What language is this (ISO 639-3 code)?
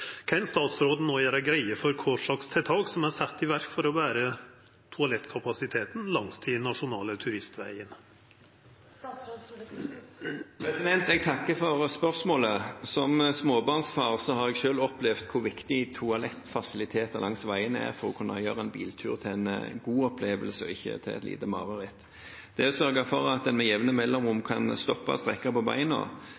nor